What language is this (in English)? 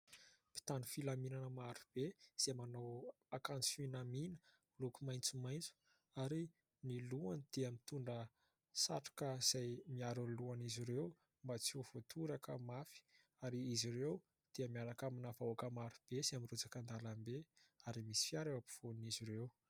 Malagasy